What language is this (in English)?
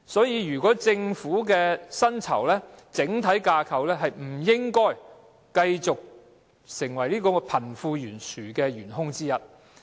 Cantonese